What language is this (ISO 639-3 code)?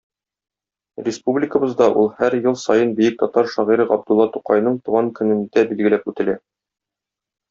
tat